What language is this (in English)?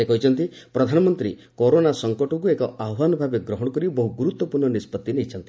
Odia